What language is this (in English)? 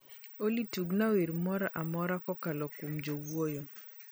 Luo (Kenya and Tanzania)